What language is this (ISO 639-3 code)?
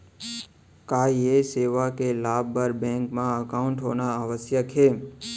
hne